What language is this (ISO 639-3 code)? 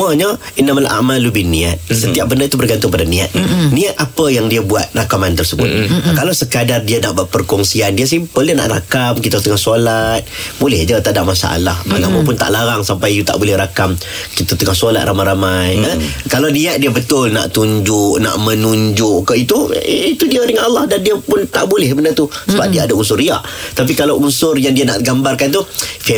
msa